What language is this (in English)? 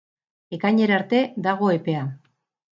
Basque